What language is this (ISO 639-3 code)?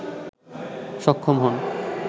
ben